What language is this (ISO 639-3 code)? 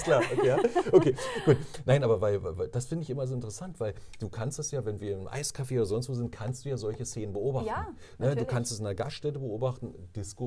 deu